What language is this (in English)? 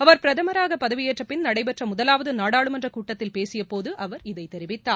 Tamil